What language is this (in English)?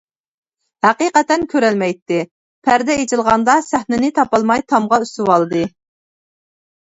Uyghur